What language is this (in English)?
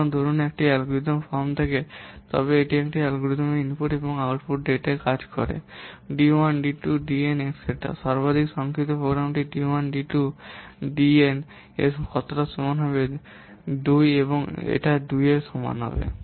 Bangla